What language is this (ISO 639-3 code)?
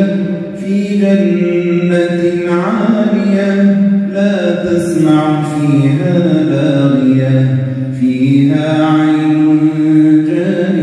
ara